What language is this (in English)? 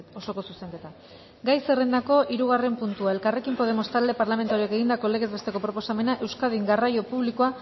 Basque